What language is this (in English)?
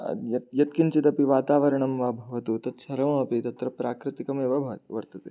Sanskrit